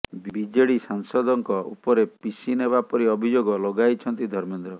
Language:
Odia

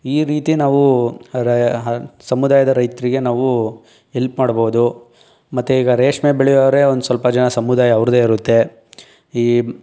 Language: Kannada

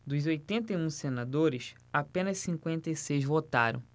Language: Portuguese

